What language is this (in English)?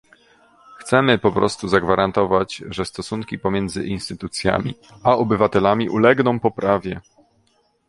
Polish